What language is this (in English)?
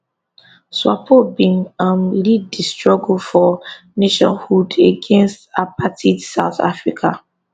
Nigerian Pidgin